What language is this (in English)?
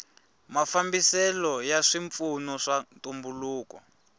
Tsonga